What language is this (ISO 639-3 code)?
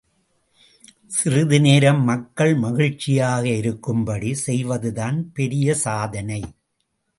tam